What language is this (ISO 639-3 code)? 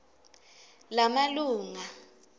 ssw